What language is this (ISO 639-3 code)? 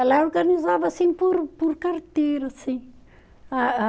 por